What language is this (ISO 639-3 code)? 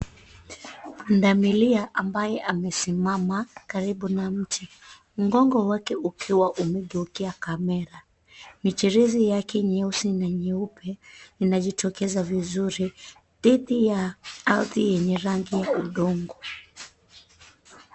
swa